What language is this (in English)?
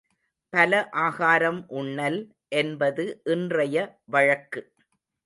Tamil